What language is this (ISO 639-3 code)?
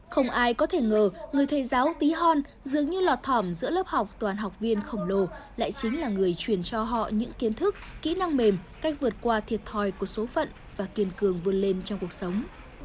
vie